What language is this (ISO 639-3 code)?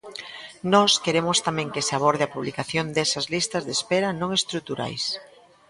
glg